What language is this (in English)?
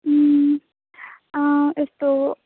Nepali